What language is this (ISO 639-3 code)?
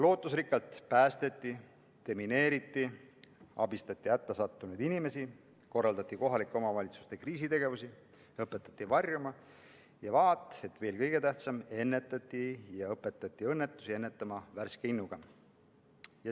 est